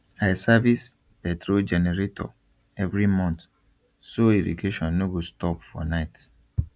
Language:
Nigerian Pidgin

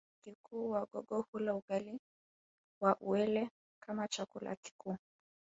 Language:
Swahili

